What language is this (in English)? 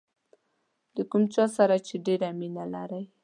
Pashto